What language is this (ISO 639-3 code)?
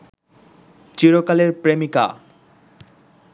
ben